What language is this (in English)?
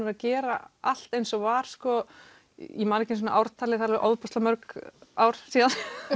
Icelandic